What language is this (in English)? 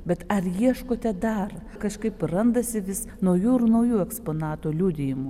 Lithuanian